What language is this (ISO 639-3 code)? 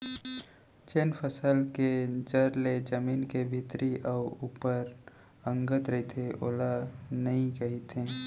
hne